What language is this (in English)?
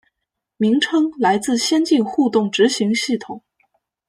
Chinese